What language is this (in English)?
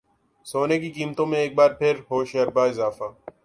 Urdu